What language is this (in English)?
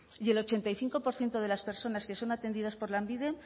Spanish